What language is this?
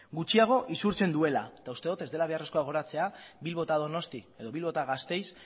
Basque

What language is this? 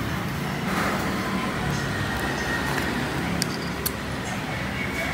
Vietnamese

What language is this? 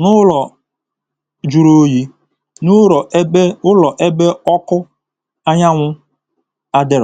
Igbo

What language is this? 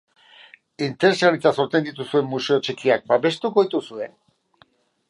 Basque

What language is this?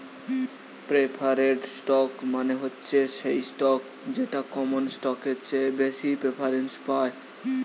Bangla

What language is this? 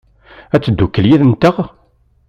Kabyle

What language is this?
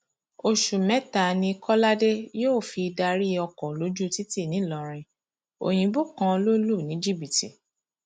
Yoruba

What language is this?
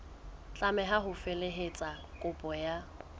Southern Sotho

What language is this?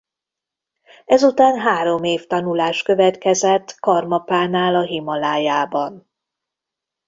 Hungarian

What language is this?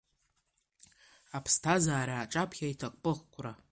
Abkhazian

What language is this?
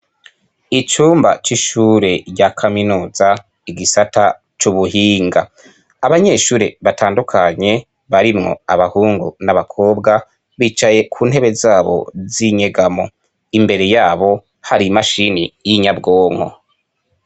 Rundi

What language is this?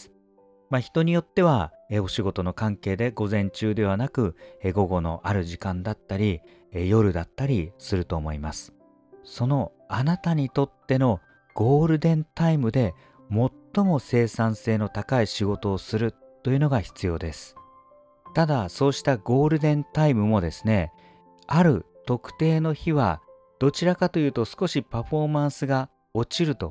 Japanese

